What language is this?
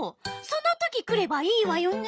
Japanese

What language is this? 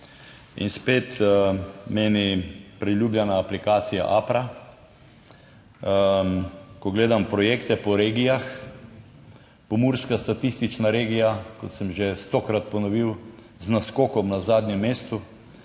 Slovenian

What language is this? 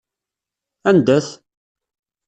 Kabyle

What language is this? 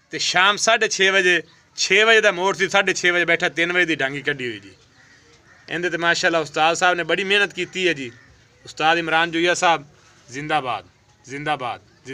Hindi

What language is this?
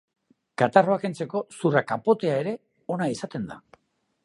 Basque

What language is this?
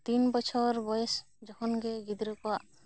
Santali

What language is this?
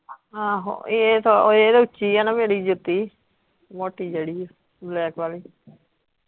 Punjabi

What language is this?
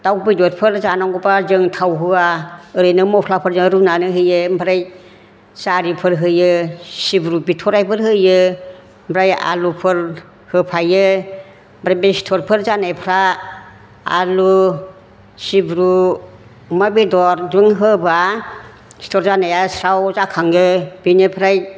Bodo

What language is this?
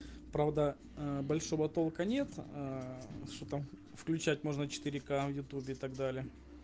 Russian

